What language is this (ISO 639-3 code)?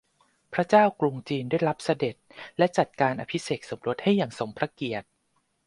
tha